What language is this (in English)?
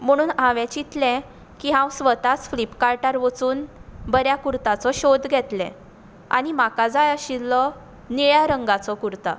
Konkani